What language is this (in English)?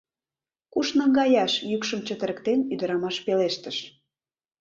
Mari